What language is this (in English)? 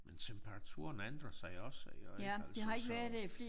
Danish